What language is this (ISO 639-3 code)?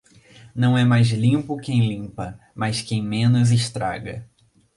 por